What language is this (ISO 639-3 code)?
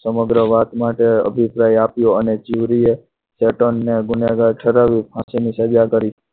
guj